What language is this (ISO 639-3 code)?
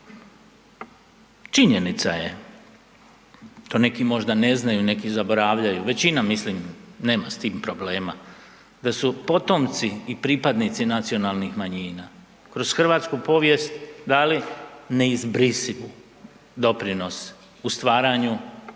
hrv